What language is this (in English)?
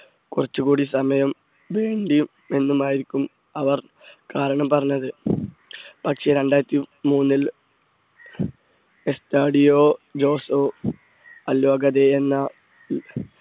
Malayalam